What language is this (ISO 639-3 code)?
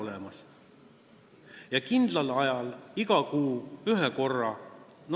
est